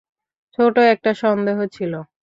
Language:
Bangla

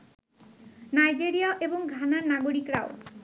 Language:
Bangla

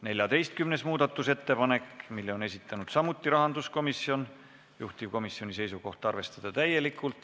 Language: Estonian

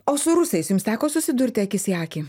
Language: Lithuanian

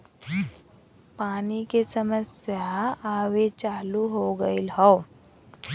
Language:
Bhojpuri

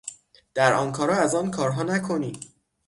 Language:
Persian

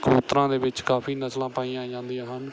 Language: Punjabi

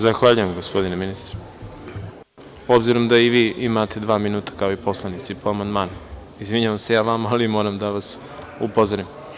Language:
Serbian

